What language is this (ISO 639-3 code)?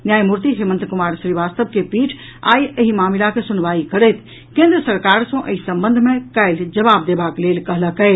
mai